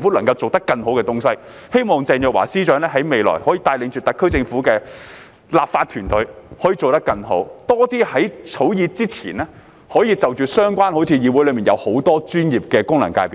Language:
Cantonese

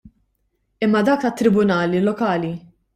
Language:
Maltese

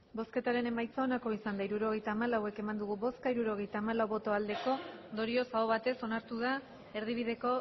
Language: Basque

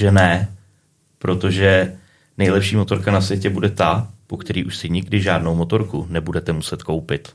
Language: Czech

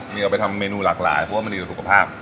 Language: Thai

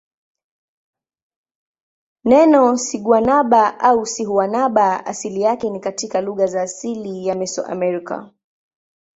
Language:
Swahili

